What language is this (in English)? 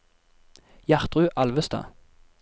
Norwegian